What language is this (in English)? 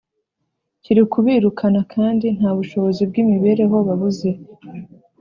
Kinyarwanda